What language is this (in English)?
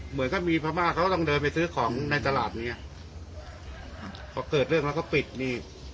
Thai